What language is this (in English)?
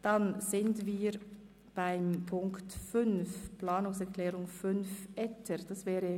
Swiss German